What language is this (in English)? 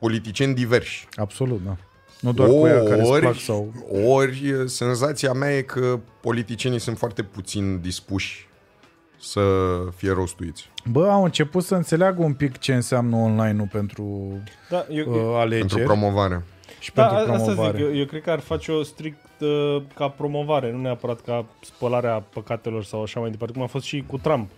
Romanian